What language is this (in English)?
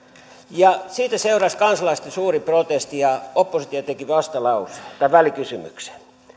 Finnish